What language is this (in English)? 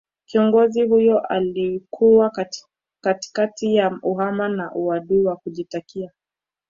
Swahili